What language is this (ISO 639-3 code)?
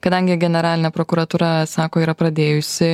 lit